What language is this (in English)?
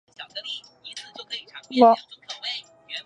Chinese